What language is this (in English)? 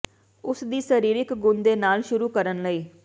Punjabi